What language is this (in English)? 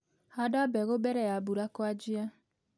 Kikuyu